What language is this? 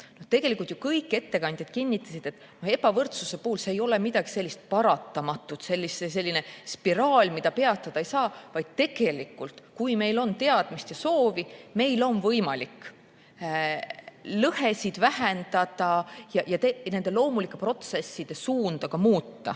Estonian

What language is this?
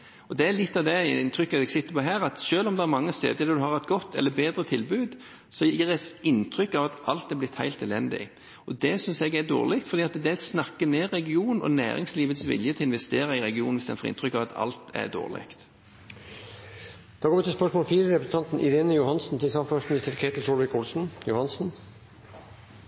Norwegian Bokmål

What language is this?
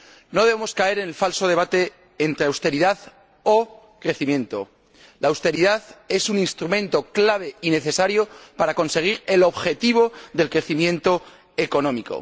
Spanish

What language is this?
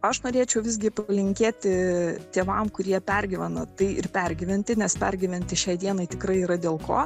Lithuanian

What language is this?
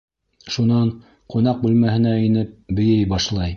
Bashkir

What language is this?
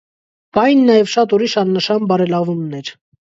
Armenian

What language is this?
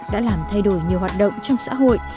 Vietnamese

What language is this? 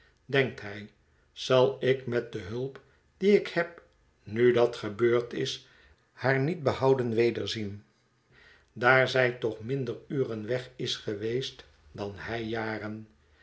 Dutch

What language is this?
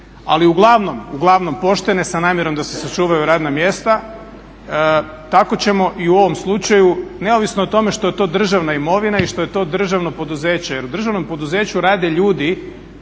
Croatian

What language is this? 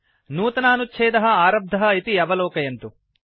Sanskrit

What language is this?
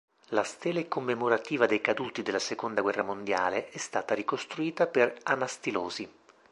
Italian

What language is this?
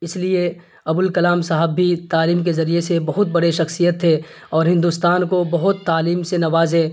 Urdu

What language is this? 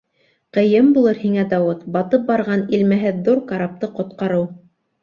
Bashkir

